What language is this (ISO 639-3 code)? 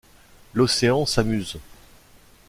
fra